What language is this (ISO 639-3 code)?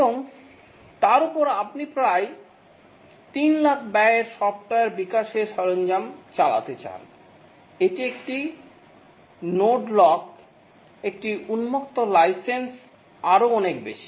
ben